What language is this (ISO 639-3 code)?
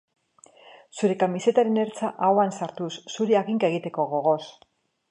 eus